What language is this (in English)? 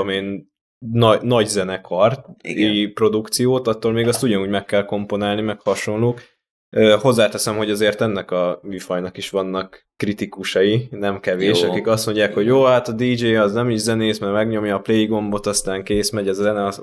Hungarian